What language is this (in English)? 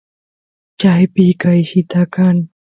Santiago del Estero Quichua